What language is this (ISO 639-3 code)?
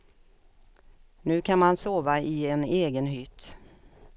swe